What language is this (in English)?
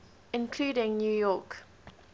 English